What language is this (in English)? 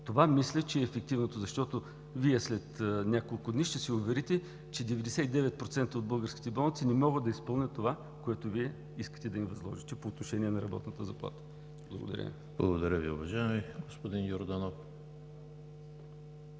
Bulgarian